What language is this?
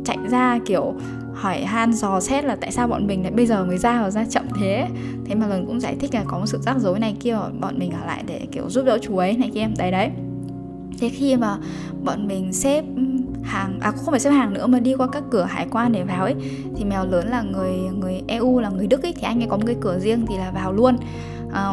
Vietnamese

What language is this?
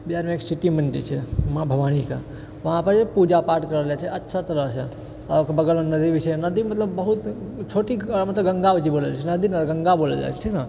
Maithili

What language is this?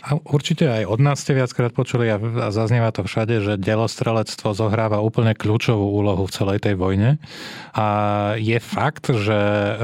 Slovak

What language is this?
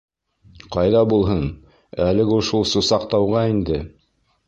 Bashkir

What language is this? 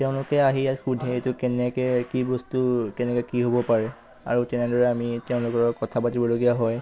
Assamese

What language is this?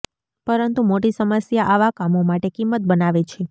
Gujarati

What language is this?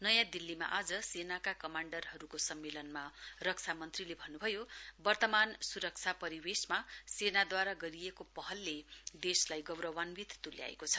Nepali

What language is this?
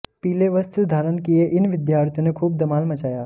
Hindi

